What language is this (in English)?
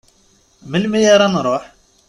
Kabyle